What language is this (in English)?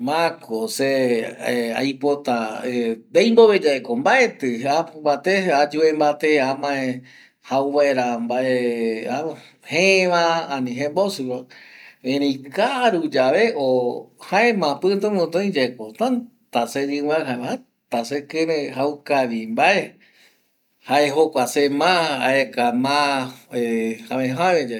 Eastern Bolivian Guaraní